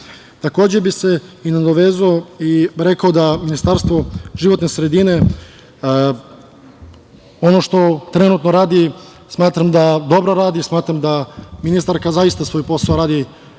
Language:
Serbian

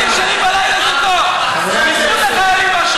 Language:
Hebrew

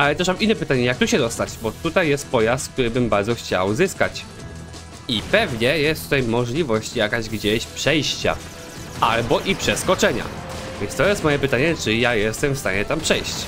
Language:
Polish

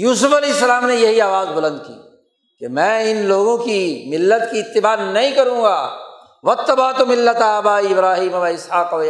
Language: Urdu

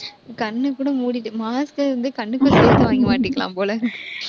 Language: Tamil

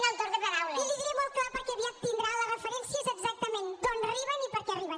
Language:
Catalan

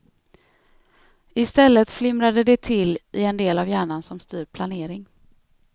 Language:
Swedish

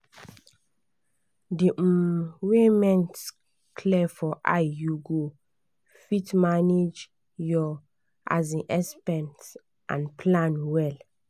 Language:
Nigerian Pidgin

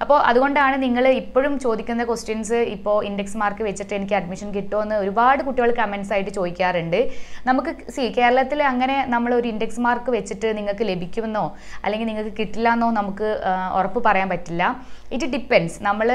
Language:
Romanian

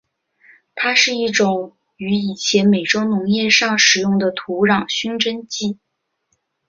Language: Chinese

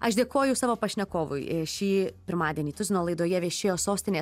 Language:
Lithuanian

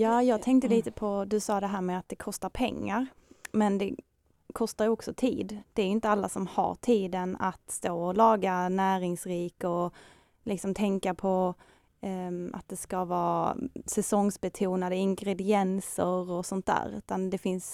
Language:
Swedish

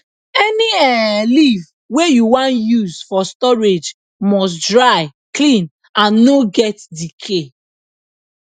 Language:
Nigerian Pidgin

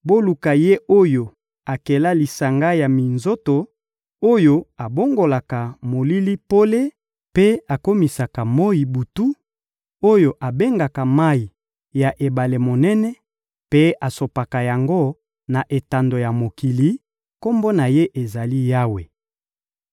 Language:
Lingala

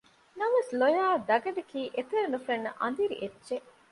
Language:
Divehi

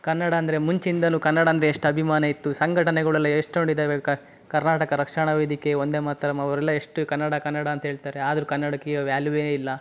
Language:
Kannada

